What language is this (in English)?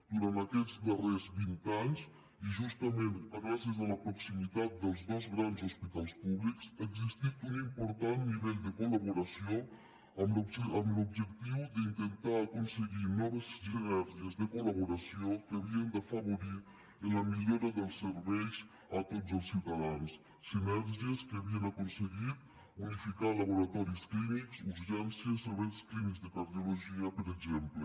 Catalan